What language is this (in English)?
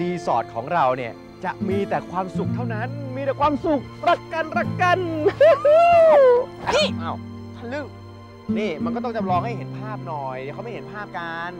Thai